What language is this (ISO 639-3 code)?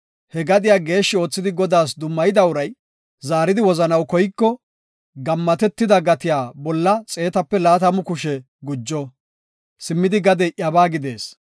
gof